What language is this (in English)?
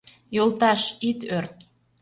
Mari